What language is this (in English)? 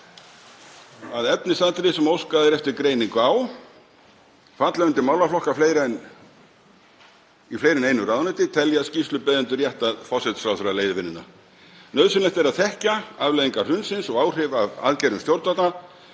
Icelandic